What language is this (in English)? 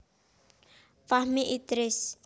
Javanese